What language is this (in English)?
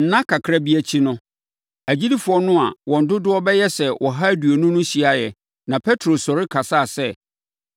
Akan